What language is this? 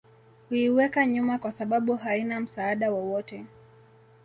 Swahili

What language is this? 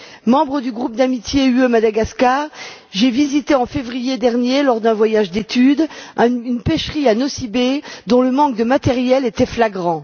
French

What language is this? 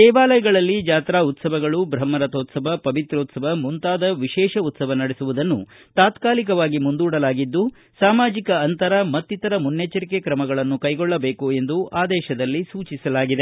Kannada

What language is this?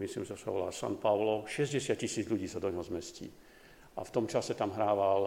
Slovak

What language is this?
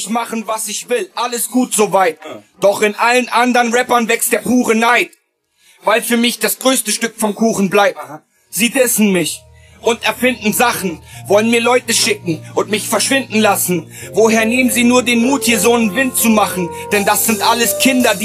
German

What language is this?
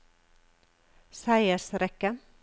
Norwegian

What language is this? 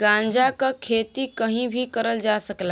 Bhojpuri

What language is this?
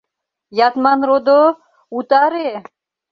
Mari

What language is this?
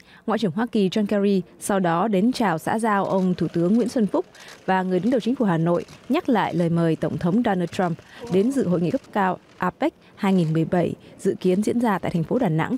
Vietnamese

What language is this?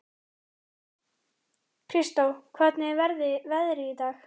Icelandic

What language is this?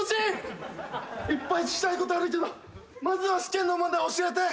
Japanese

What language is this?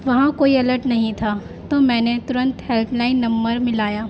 Urdu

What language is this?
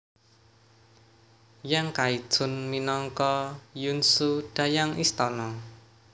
Javanese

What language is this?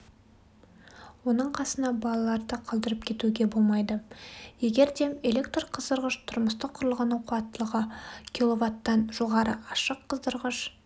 Kazakh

